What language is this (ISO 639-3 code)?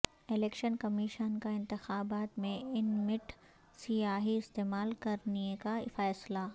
urd